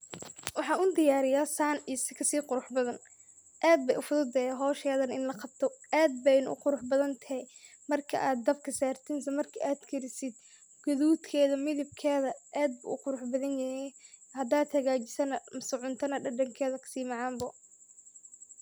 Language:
Somali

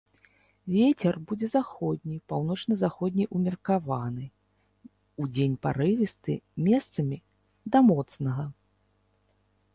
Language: Belarusian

